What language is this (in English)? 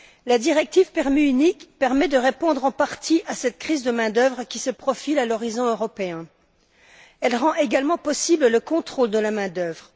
French